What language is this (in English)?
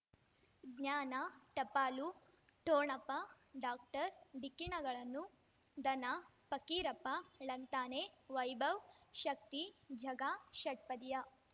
Kannada